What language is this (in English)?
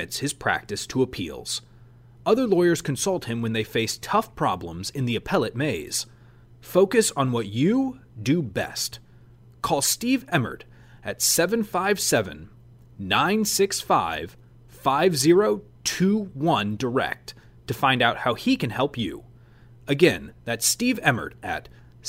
English